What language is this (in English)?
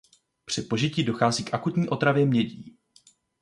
Czech